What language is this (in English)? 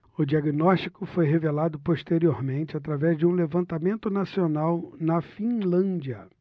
Portuguese